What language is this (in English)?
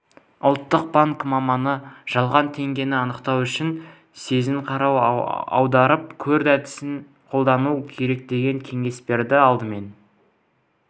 Kazakh